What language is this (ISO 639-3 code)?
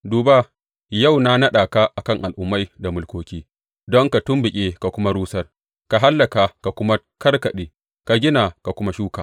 hau